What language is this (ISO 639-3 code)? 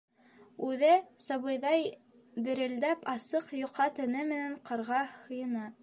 bak